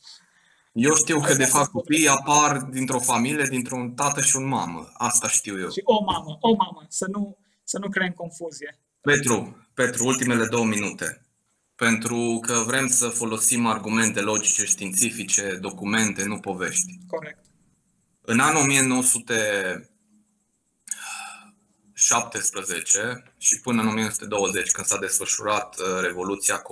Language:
Romanian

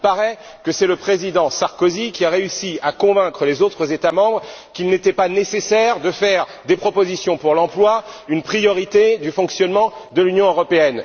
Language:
French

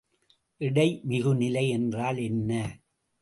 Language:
Tamil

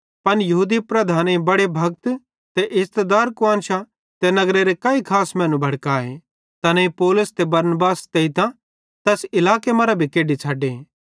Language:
Bhadrawahi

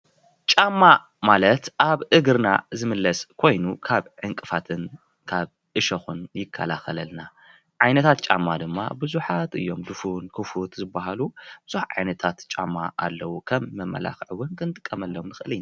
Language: Tigrinya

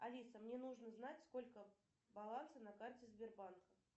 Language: Russian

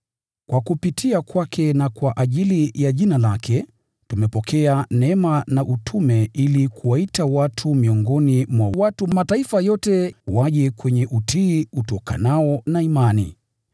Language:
Swahili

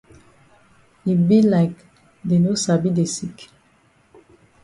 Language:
Cameroon Pidgin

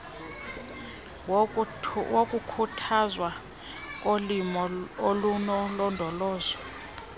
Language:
Xhosa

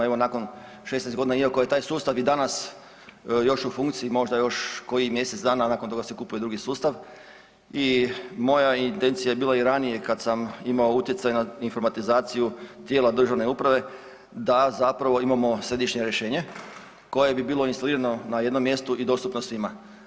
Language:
Croatian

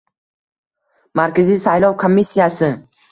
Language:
Uzbek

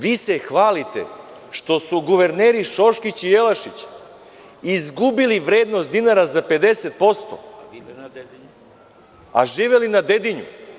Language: Serbian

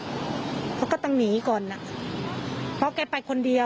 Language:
Thai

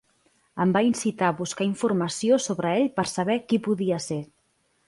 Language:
Catalan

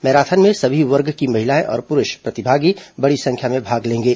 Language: Hindi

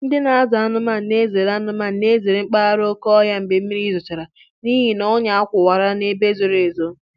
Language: Igbo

